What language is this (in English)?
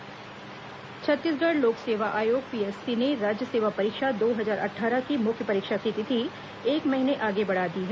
Hindi